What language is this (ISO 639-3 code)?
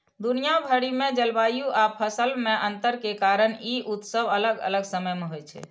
mai